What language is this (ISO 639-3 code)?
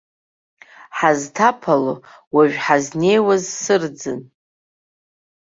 abk